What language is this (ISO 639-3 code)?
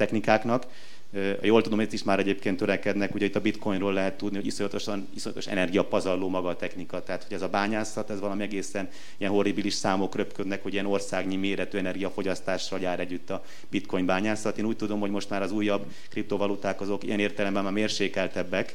hun